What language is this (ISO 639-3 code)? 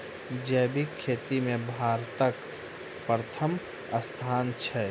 mai